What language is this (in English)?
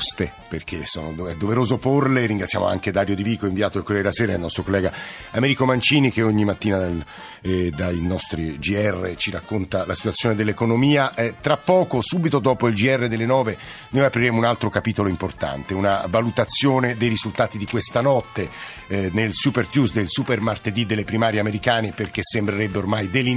Italian